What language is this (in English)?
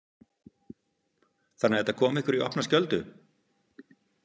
Icelandic